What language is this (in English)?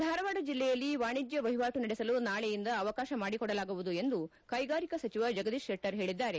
Kannada